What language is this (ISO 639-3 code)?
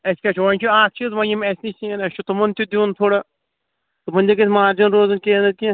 kas